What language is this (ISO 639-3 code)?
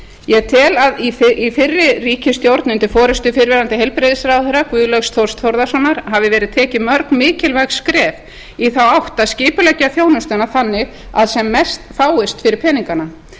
isl